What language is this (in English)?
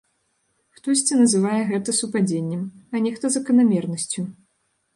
Belarusian